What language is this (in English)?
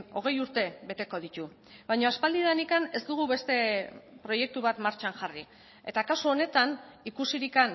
Basque